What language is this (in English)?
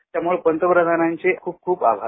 Marathi